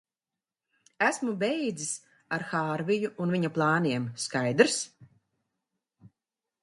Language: Latvian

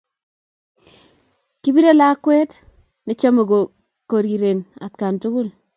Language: Kalenjin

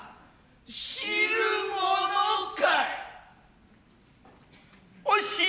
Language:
Japanese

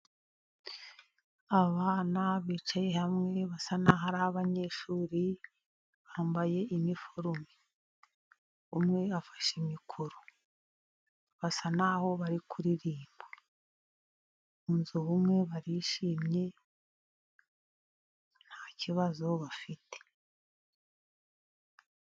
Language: Kinyarwanda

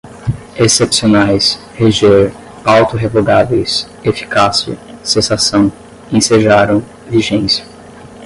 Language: Portuguese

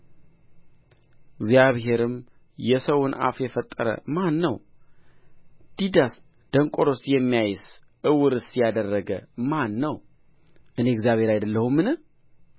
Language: Amharic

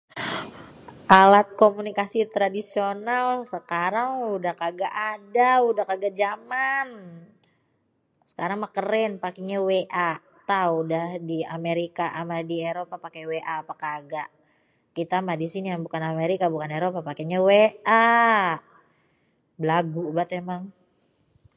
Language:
Betawi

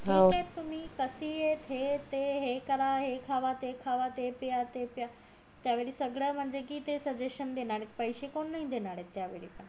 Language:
Marathi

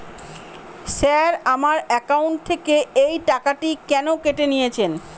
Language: Bangla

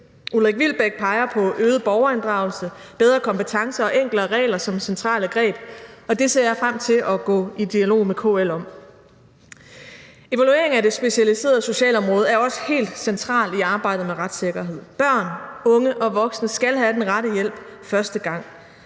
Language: Danish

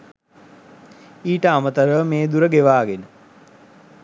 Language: Sinhala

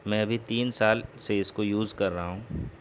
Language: Urdu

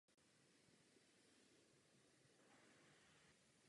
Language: Czech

